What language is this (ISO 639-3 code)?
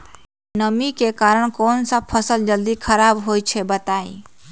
mag